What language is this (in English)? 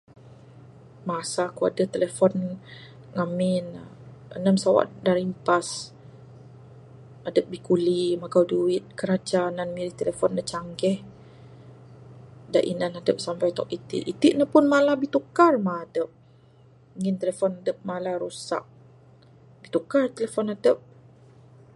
Bukar-Sadung Bidayuh